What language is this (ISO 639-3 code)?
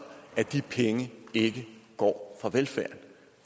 dan